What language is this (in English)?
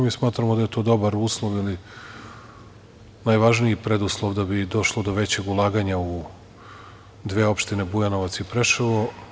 Serbian